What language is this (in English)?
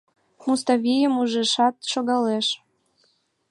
Mari